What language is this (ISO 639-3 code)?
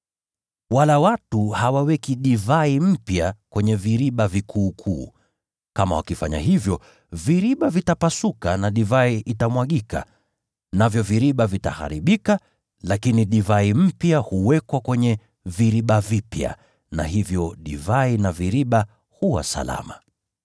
swa